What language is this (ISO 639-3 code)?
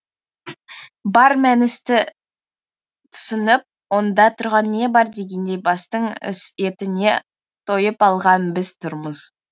kaz